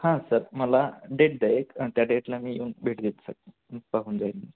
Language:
Marathi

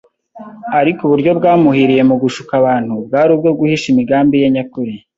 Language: Kinyarwanda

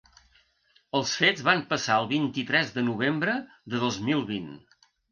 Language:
Catalan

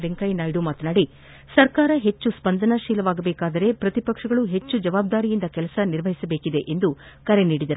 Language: Kannada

